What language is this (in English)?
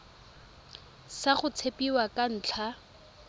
Tswana